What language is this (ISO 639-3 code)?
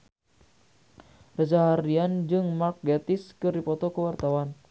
sun